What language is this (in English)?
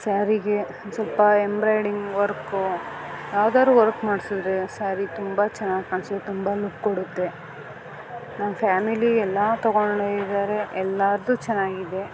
Kannada